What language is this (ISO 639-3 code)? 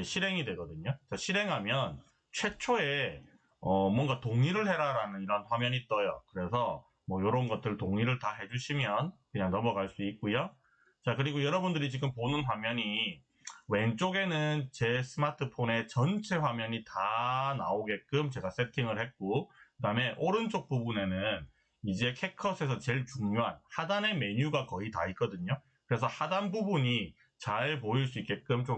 kor